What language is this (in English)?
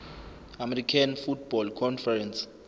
Zulu